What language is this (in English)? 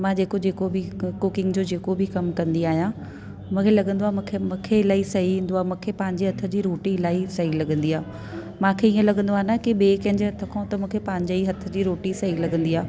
Sindhi